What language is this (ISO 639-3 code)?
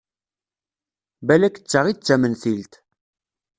kab